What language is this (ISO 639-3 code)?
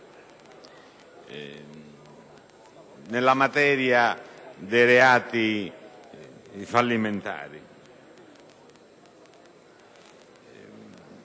ita